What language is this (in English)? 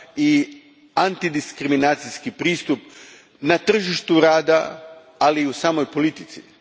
Croatian